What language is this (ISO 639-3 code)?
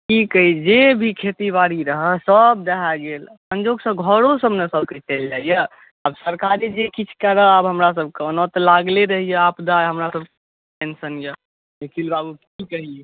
mai